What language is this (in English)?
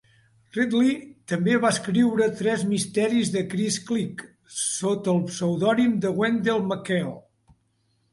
Catalan